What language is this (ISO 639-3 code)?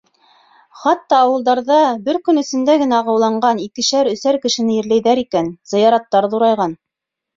bak